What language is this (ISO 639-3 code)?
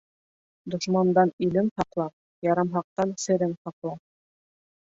bak